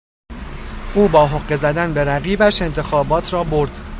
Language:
Persian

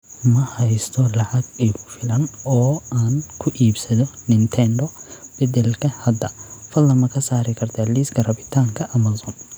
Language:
Somali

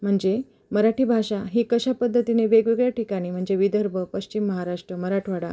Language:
Marathi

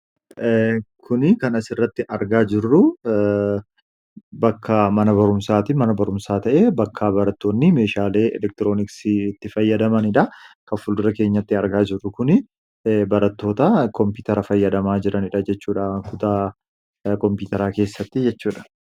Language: Oromo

